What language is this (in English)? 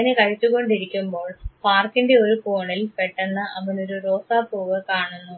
Malayalam